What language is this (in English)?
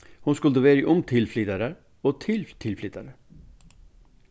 Faroese